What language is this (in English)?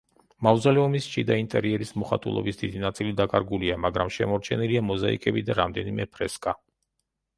Georgian